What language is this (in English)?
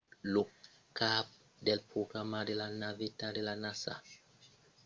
Occitan